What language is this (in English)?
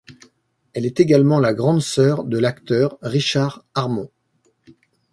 French